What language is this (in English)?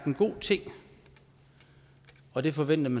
Danish